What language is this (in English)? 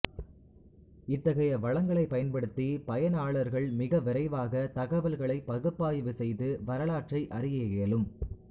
Tamil